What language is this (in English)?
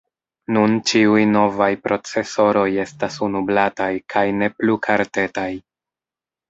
Esperanto